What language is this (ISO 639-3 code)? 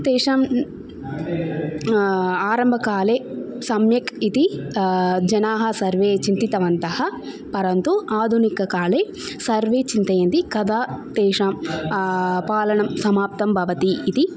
san